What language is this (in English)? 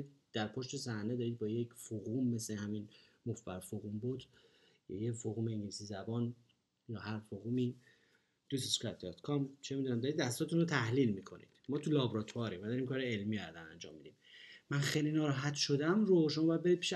Persian